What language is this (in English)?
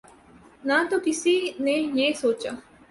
Urdu